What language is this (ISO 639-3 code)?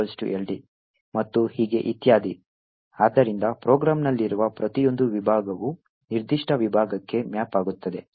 kan